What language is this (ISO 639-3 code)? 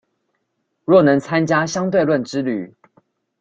zho